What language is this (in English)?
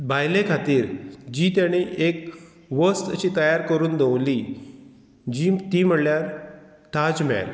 Konkani